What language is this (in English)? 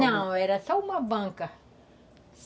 Portuguese